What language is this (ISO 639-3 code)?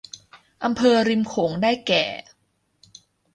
tha